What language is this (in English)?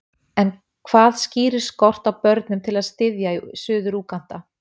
Icelandic